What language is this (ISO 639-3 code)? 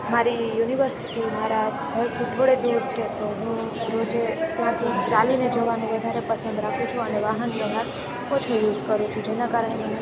guj